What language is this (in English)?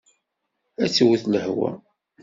Kabyle